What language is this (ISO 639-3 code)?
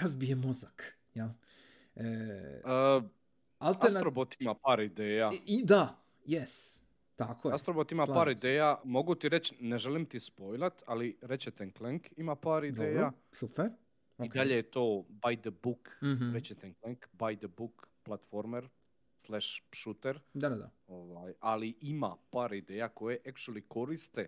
hrv